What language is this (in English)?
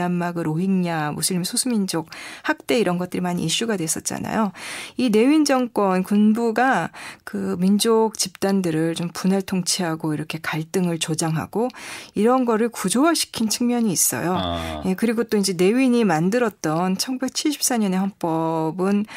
Korean